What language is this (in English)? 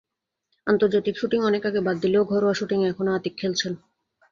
Bangla